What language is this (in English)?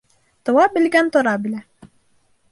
Bashkir